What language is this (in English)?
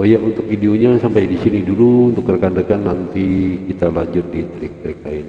Indonesian